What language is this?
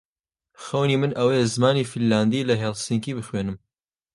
Central Kurdish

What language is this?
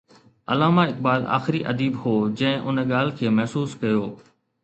Sindhi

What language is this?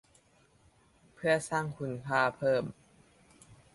Thai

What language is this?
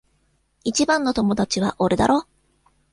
Japanese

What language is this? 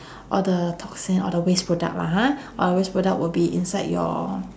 English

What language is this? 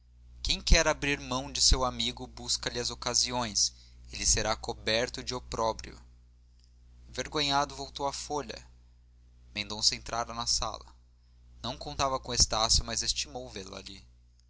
Portuguese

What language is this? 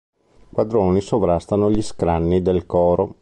Italian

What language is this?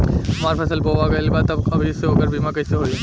Bhojpuri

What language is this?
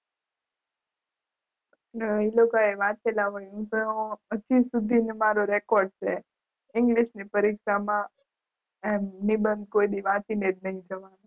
Gujarati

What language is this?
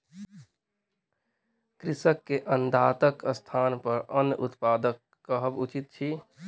Maithili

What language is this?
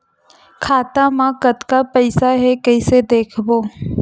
Chhattisgarhi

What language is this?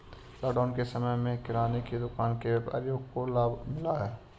Hindi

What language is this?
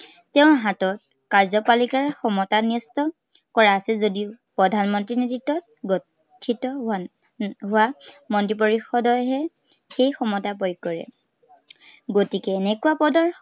Assamese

